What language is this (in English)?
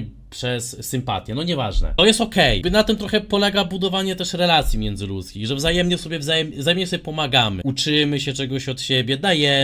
Polish